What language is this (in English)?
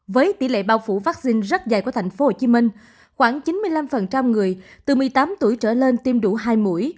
Vietnamese